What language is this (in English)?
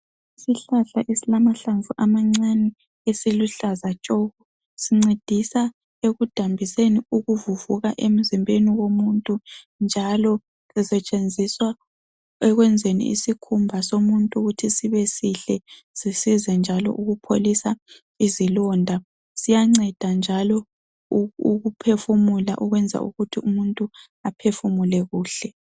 North Ndebele